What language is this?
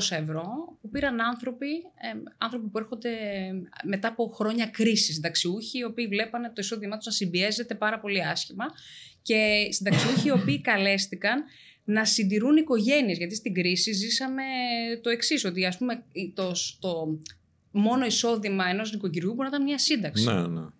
Greek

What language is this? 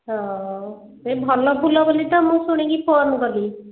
Odia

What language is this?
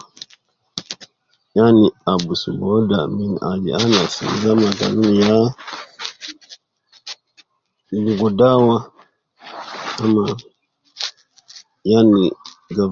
Nubi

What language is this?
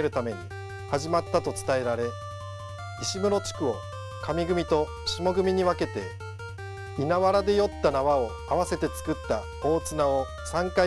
Japanese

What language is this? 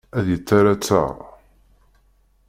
Kabyle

